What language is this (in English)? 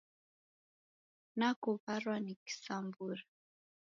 Taita